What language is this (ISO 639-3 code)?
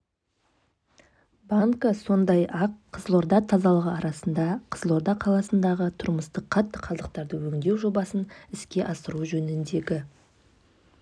kaz